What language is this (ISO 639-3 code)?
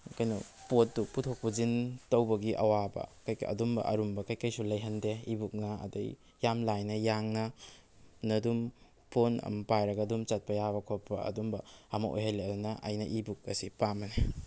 mni